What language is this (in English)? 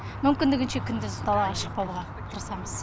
Kazakh